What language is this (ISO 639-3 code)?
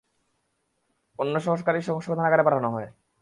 ben